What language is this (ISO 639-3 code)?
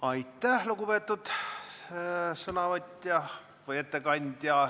est